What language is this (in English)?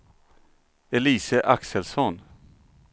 Swedish